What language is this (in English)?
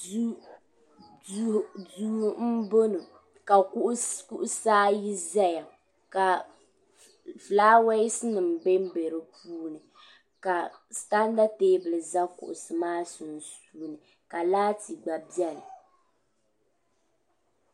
Dagbani